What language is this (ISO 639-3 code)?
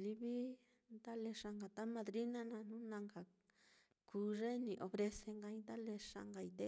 vmm